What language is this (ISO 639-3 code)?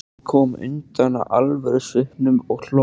isl